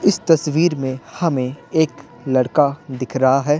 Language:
Hindi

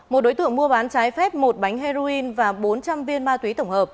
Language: Vietnamese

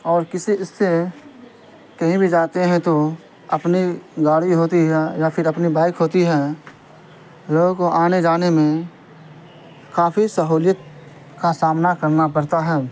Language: Urdu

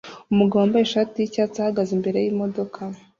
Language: Kinyarwanda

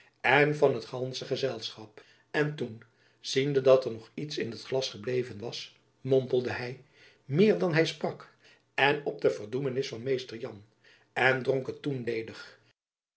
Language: Dutch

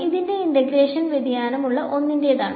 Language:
Malayalam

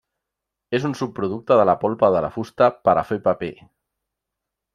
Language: Catalan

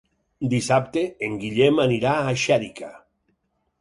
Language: Catalan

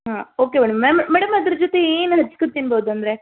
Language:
Kannada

